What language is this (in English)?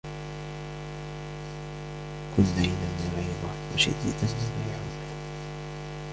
Arabic